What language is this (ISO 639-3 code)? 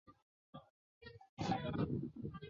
zho